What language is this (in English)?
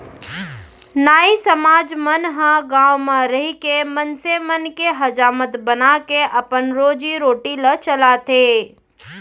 Chhattisgarhi